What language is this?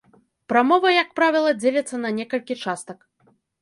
Belarusian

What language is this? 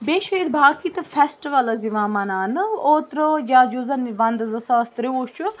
Kashmiri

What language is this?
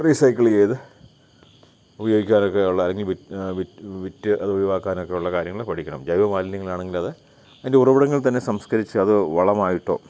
Malayalam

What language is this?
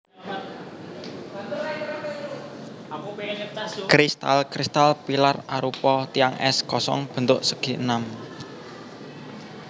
Javanese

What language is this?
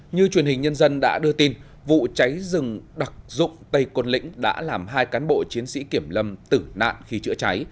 Vietnamese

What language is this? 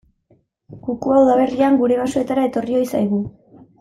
Basque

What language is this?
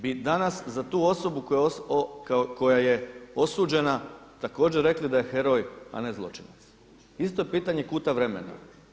Croatian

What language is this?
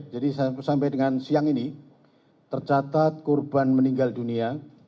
Indonesian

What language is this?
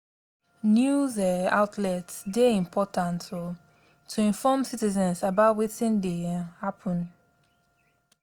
Nigerian Pidgin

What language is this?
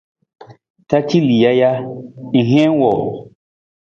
Nawdm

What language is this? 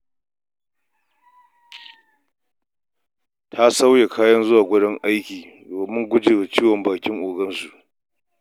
Hausa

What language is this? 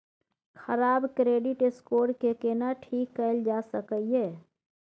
Maithili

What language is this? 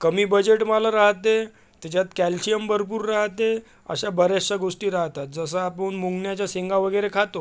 Marathi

